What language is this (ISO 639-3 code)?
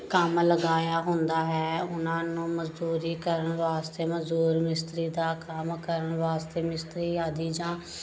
pan